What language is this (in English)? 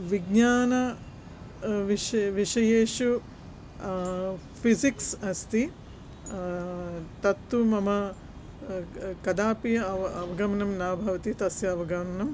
Sanskrit